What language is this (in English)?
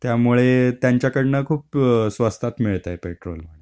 Marathi